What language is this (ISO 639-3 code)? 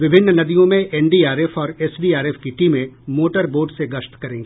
hin